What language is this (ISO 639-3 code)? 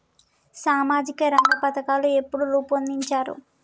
tel